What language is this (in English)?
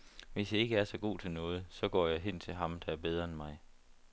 Danish